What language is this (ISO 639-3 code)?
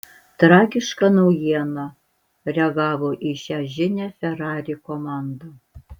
lit